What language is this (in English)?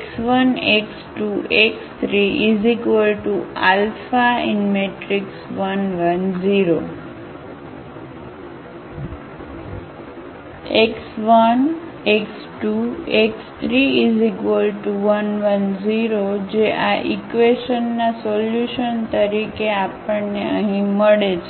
Gujarati